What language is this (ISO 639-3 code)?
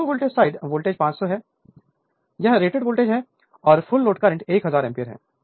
hin